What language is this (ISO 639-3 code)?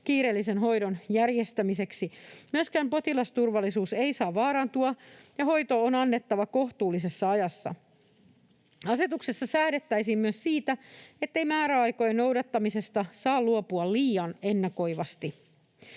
fin